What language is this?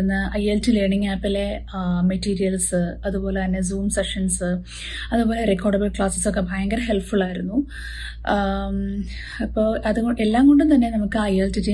Malayalam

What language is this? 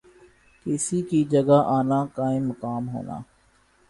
Urdu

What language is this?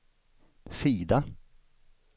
Swedish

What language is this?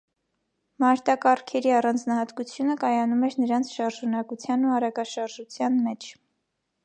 Armenian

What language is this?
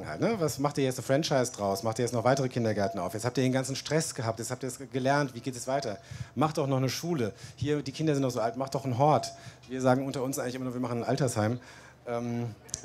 German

